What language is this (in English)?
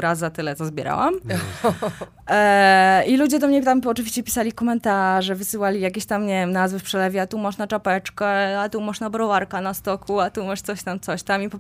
Polish